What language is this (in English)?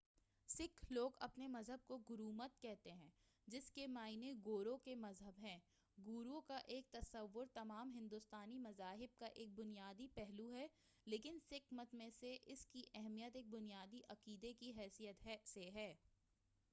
Urdu